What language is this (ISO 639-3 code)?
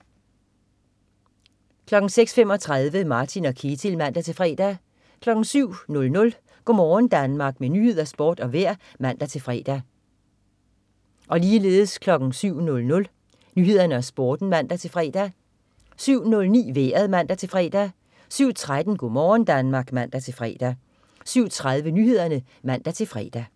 dan